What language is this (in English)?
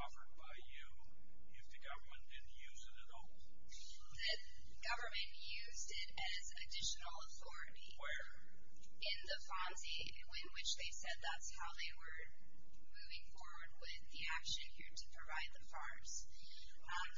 English